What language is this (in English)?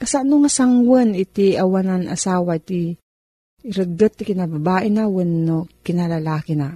Filipino